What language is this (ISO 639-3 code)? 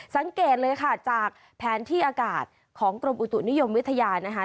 tha